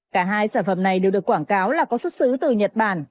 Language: Vietnamese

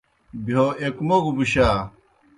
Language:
Kohistani Shina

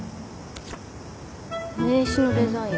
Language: Japanese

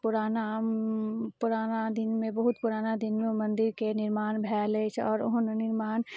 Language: Maithili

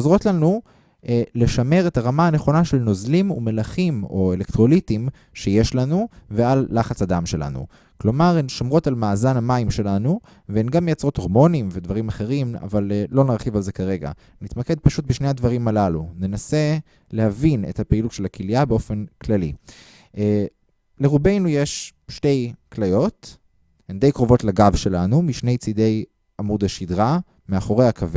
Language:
Hebrew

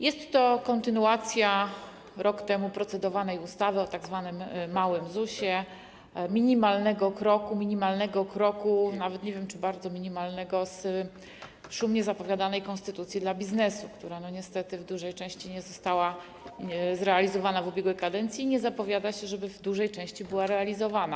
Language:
Polish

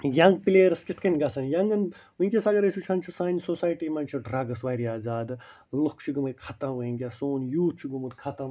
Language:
Kashmiri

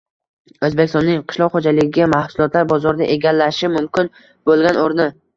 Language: Uzbek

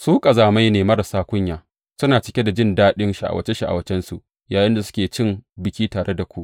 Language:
Hausa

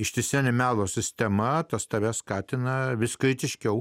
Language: Lithuanian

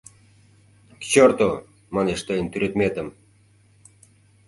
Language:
Mari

